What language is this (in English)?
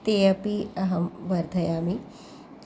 Sanskrit